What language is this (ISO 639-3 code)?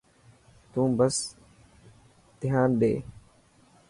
mki